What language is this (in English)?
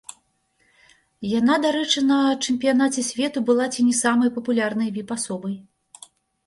Belarusian